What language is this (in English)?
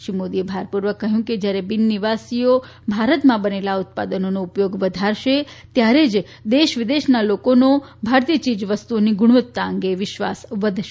Gujarati